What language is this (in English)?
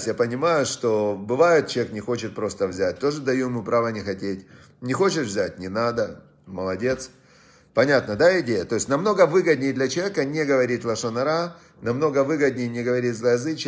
Russian